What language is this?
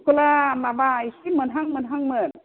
Bodo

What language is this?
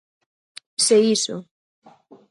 Galician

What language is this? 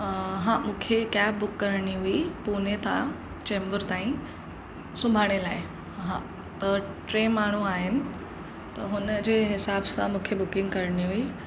Sindhi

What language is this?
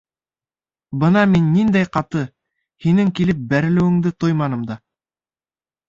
Bashkir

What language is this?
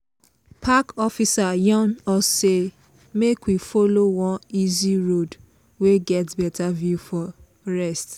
Nigerian Pidgin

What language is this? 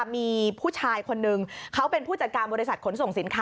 Thai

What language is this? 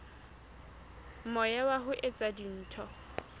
Southern Sotho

